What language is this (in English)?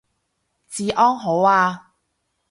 Cantonese